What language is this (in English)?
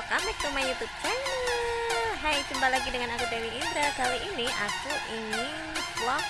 Indonesian